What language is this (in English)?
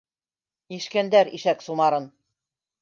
Bashkir